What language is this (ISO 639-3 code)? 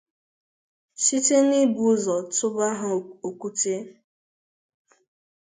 ibo